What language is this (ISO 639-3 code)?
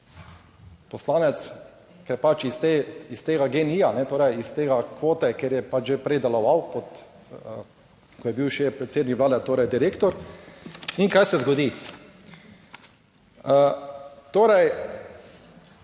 slv